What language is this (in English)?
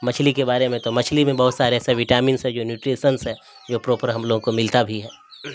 Urdu